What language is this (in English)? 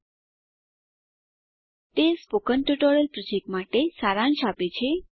Gujarati